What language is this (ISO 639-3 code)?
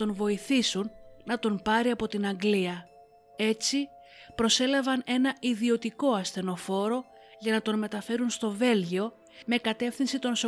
ell